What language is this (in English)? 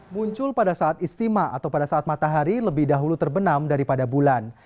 Indonesian